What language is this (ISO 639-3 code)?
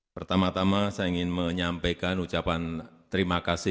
ind